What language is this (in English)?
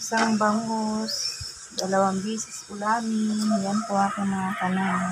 Filipino